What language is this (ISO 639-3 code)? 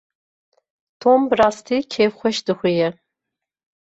kur